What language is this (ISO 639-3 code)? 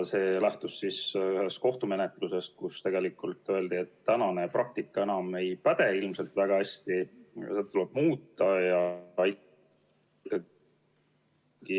est